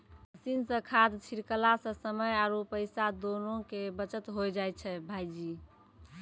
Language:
Maithili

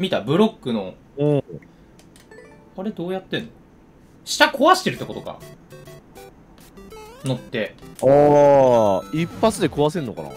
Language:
Japanese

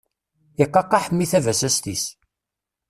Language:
Kabyle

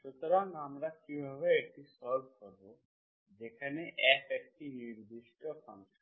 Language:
Bangla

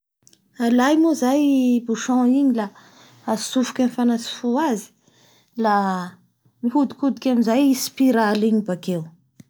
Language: Bara Malagasy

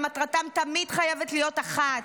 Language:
Hebrew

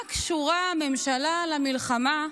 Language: Hebrew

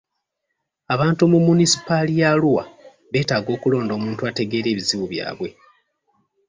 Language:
Ganda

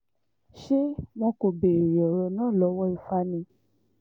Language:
Yoruba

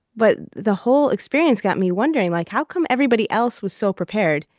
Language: English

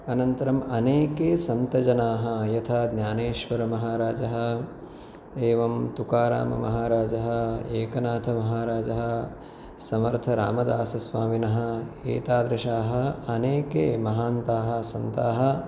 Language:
Sanskrit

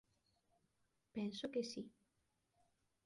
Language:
Galician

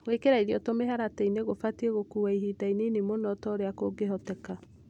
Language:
Kikuyu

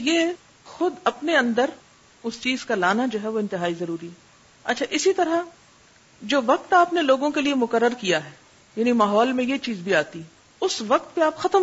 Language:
Urdu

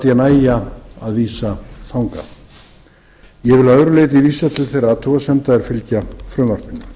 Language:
Icelandic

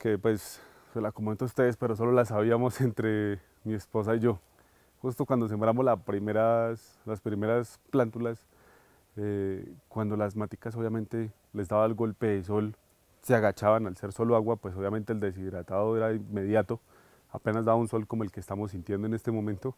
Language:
Spanish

